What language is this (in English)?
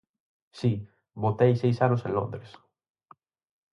Galician